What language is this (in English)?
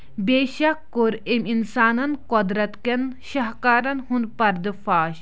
Kashmiri